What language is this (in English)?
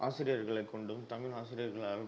Tamil